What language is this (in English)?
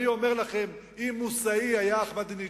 Hebrew